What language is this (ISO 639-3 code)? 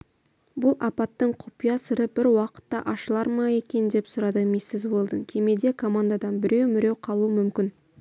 kaz